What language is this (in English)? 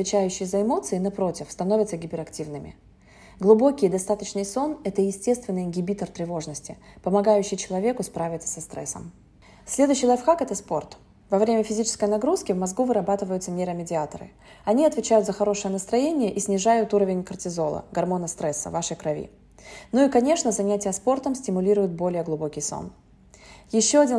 Russian